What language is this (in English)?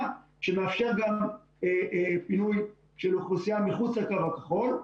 Hebrew